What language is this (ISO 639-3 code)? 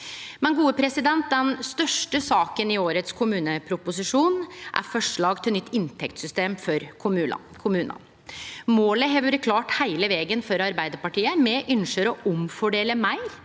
nor